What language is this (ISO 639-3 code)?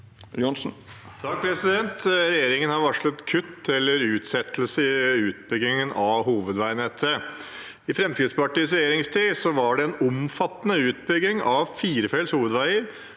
nor